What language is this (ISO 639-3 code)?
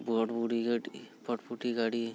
sat